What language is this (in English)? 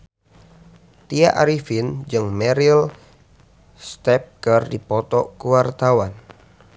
Sundanese